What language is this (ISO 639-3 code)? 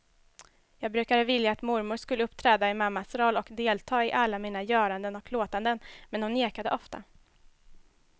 swe